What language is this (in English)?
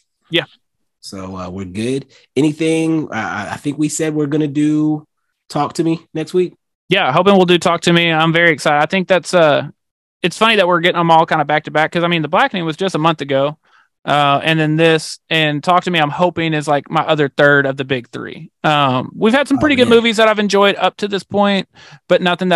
English